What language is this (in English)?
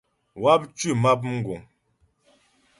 Ghomala